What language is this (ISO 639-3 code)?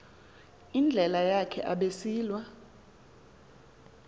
xho